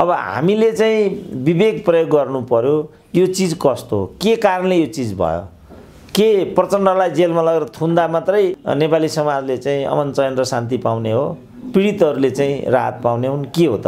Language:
Romanian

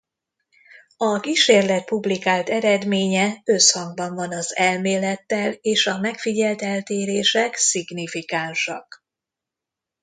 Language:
Hungarian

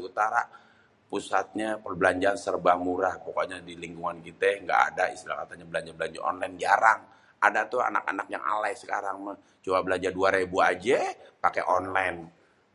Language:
Betawi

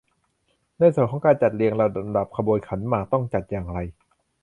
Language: Thai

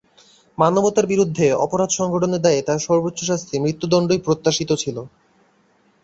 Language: Bangla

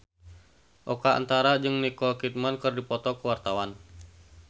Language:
Sundanese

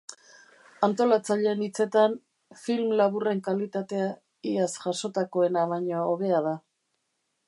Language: Basque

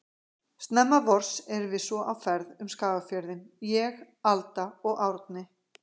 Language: Icelandic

